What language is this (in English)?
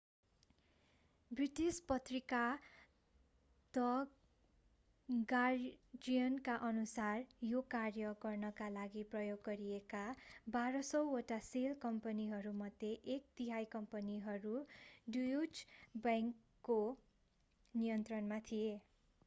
Nepali